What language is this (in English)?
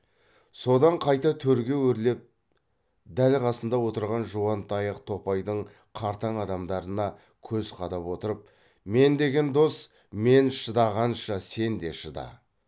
Kazakh